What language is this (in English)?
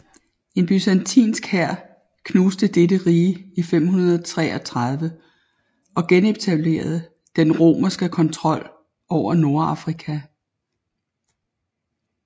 Danish